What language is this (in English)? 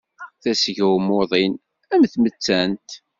Kabyle